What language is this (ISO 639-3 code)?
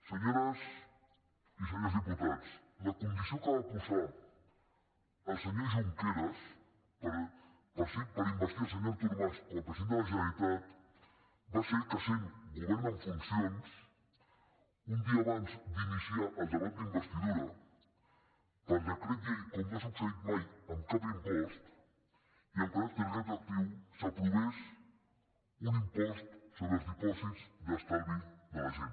cat